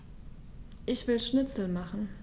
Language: German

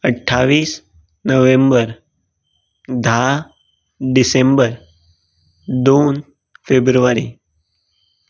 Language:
Konkani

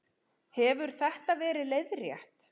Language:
Icelandic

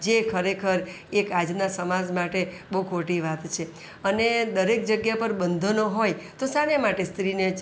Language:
Gujarati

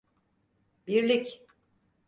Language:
Turkish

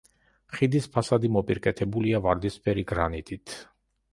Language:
Georgian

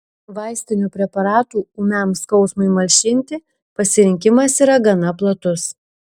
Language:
Lithuanian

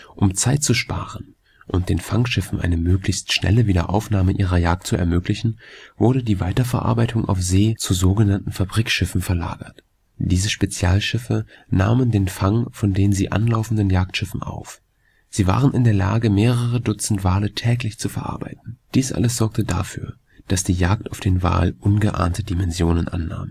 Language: German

